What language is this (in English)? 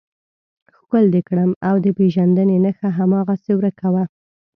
Pashto